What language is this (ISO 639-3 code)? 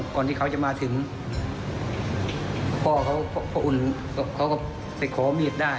tha